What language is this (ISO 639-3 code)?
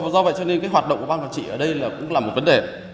vie